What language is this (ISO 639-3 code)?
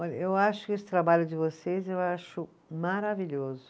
por